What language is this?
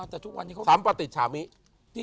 Thai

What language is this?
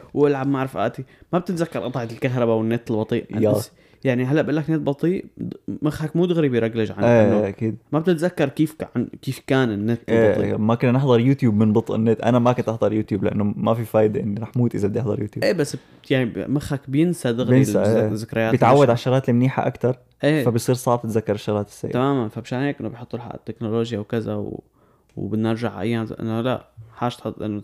Arabic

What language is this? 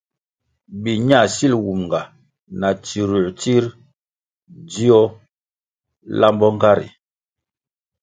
Kwasio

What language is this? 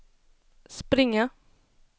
Swedish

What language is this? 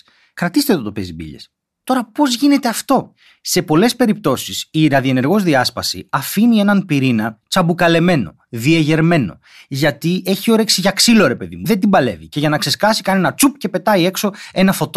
Greek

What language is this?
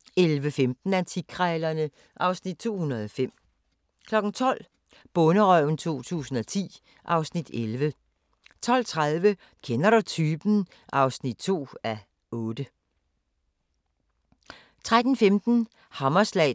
Danish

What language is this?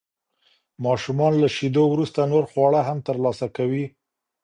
Pashto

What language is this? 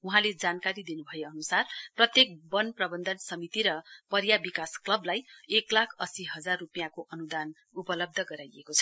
Nepali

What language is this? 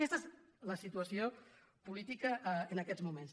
Catalan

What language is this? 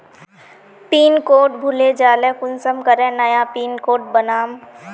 Magahi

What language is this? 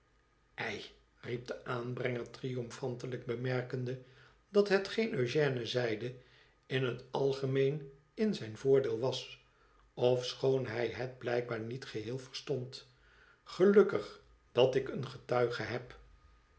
Dutch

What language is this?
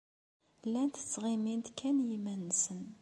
Kabyle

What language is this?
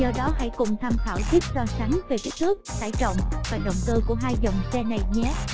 Vietnamese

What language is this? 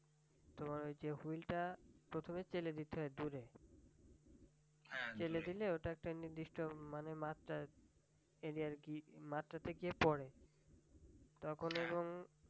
Bangla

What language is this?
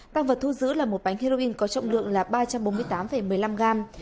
Vietnamese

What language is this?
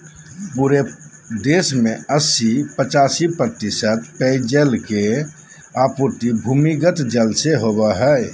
Magahi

